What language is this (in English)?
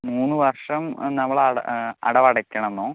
Malayalam